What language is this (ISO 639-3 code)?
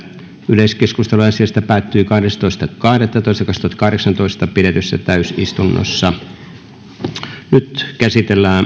fin